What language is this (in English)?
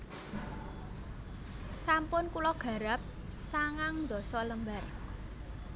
Javanese